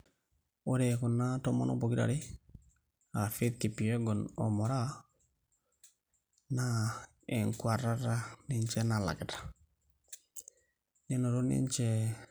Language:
Masai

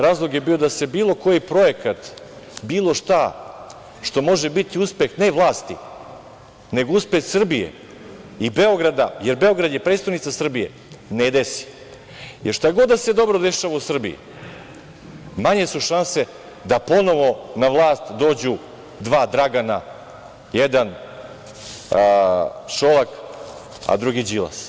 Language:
Serbian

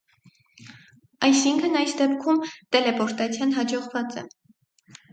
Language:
Armenian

